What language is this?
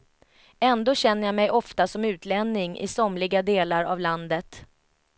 Swedish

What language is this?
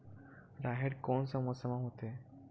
Chhattisgarhi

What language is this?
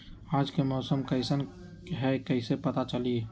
Magahi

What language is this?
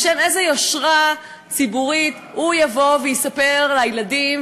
Hebrew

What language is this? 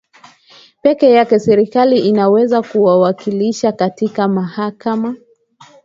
Swahili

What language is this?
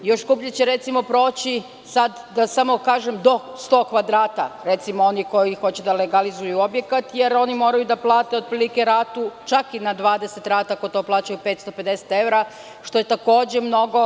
Serbian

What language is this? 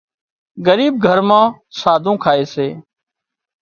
Wadiyara Koli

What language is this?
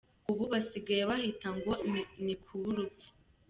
Kinyarwanda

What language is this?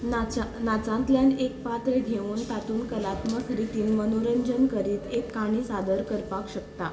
Konkani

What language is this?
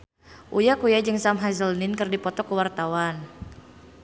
Sundanese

